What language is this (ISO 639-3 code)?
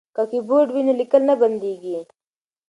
pus